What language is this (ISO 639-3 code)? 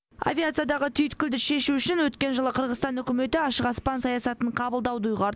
kaz